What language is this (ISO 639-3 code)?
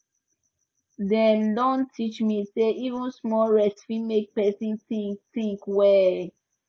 pcm